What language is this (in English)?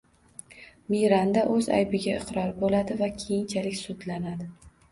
Uzbek